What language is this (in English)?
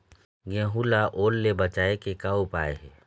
Chhattisgarhi